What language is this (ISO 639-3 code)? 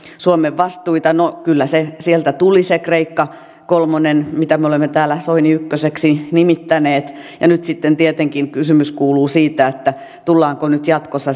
fin